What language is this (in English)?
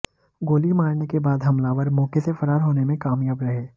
Hindi